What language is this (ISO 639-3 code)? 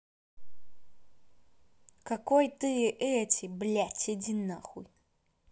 rus